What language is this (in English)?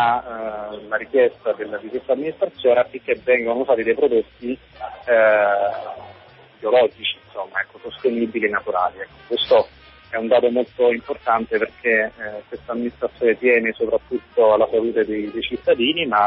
Italian